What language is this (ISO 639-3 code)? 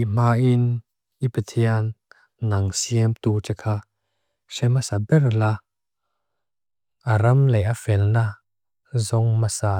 lus